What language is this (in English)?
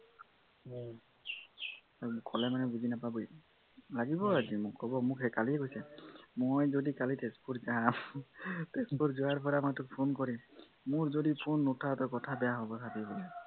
Assamese